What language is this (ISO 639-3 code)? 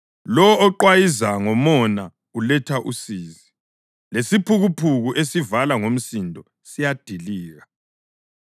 nde